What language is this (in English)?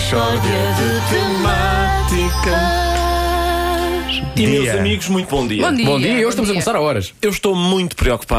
Portuguese